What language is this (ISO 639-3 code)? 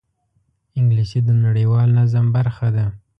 pus